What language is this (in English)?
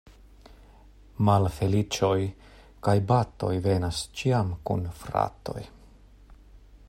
Esperanto